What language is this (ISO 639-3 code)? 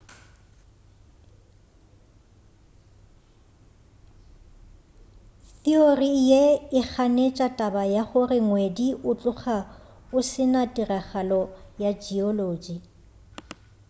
nso